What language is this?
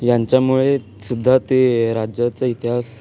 Marathi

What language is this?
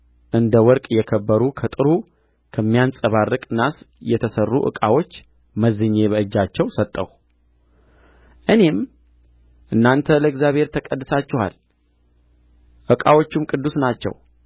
Amharic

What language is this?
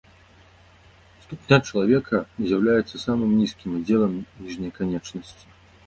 Belarusian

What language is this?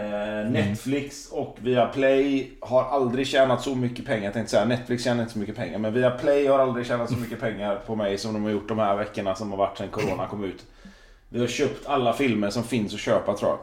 Swedish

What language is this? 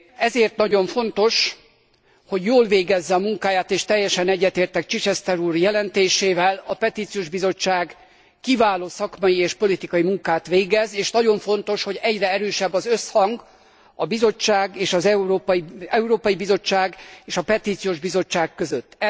Hungarian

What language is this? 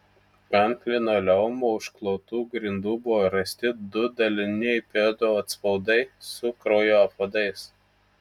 Lithuanian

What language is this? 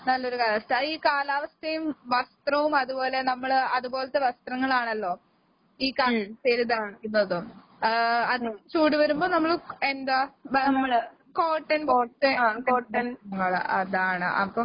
Malayalam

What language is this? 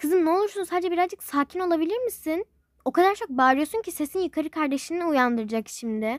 Turkish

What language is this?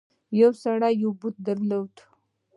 Pashto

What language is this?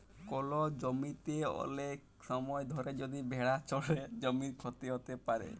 Bangla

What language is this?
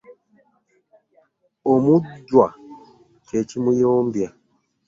Ganda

